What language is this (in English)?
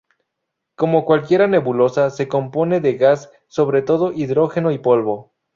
Spanish